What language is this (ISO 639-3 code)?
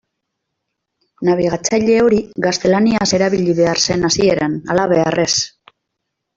eus